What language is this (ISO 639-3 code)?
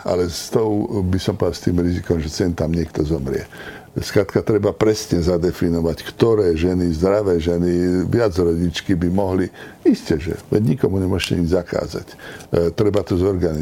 slk